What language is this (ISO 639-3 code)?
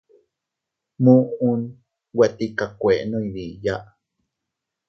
cut